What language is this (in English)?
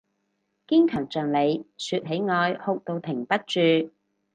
Cantonese